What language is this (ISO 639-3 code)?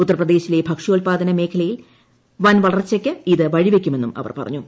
mal